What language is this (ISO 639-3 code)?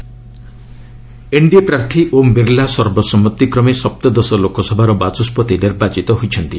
ori